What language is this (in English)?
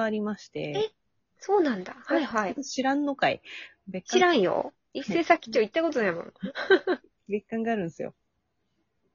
Japanese